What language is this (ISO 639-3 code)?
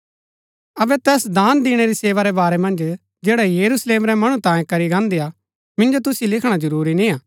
gbk